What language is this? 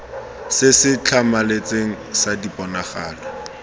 Tswana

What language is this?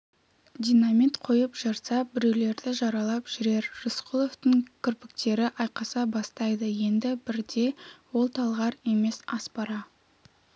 Kazakh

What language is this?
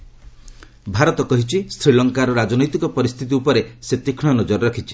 Odia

